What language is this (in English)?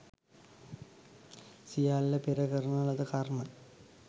Sinhala